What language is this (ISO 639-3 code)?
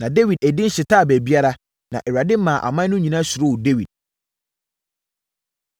aka